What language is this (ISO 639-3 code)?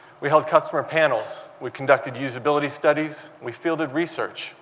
eng